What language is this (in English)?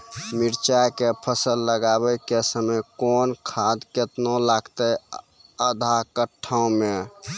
Maithili